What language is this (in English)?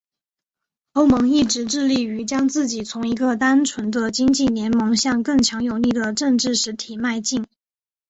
Chinese